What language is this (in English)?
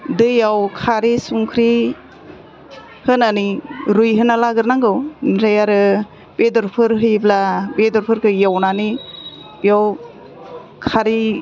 Bodo